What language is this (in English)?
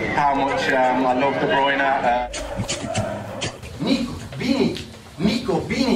Portuguese